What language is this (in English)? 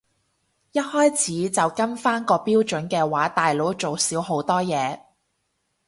Cantonese